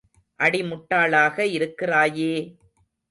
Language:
Tamil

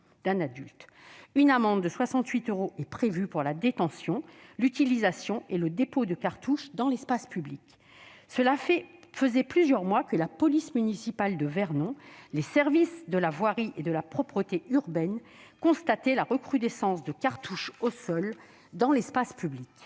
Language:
French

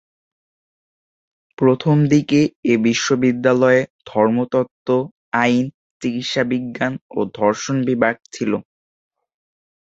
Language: Bangla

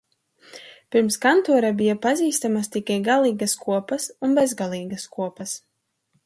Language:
Latvian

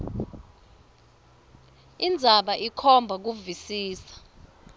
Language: Swati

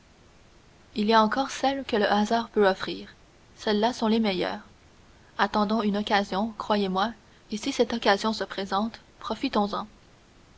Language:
French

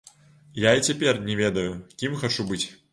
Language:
Belarusian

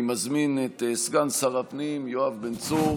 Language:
Hebrew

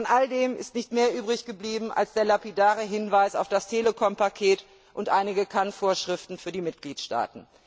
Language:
German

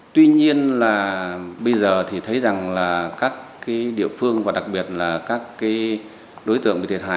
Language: Vietnamese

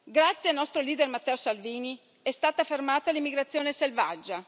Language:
Italian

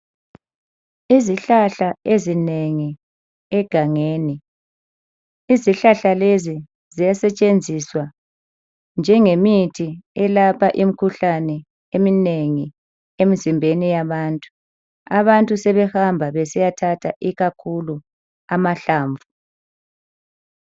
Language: North Ndebele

